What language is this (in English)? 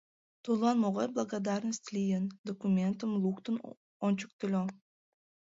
Mari